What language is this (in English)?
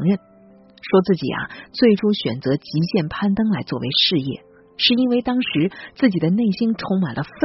Chinese